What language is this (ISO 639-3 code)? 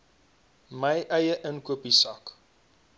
afr